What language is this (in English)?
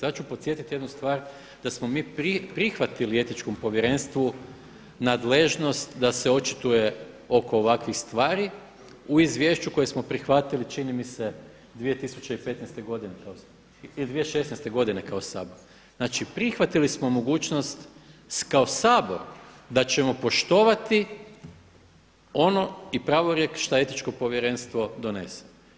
Croatian